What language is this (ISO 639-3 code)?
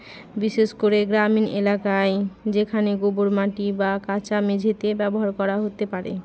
ben